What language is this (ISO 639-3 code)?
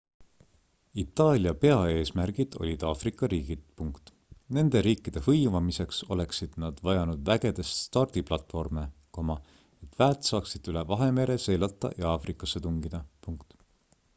est